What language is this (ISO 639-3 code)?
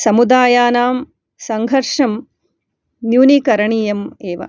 san